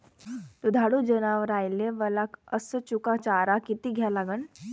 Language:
Marathi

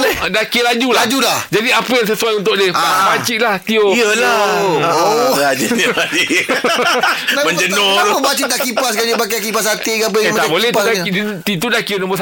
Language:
Malay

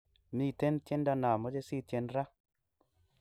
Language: Kalenjin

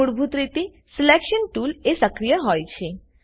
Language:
Gujarati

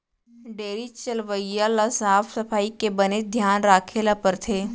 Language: Chhattisgarhi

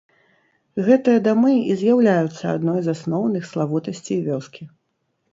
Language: Belarusian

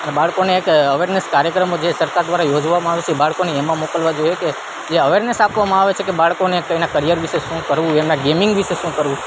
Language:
Gujarati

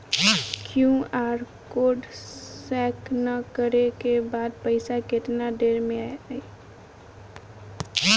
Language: Bhojpuri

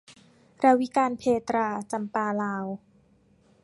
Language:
Thai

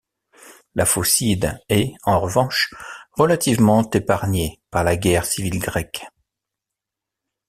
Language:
French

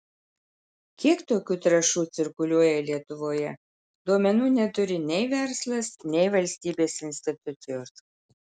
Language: Lithuanian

